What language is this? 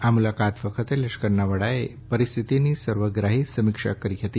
Gujarati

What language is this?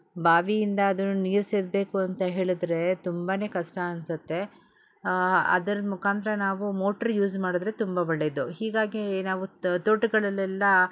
Kannada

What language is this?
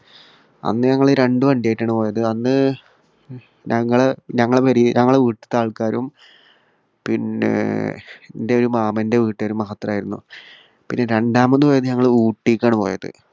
Malayalam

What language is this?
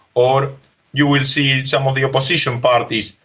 English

